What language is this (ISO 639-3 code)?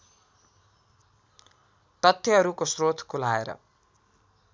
nep